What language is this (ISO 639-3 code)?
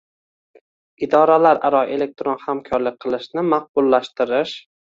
uzb